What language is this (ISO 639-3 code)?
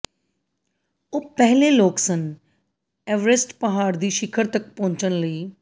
pan